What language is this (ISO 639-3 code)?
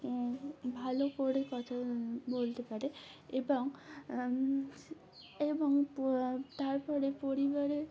ben